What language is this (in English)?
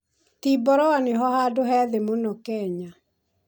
Kikuyu